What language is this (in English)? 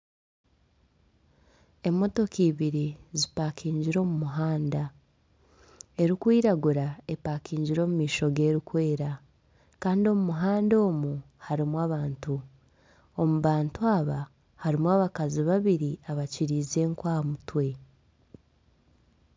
Nyankole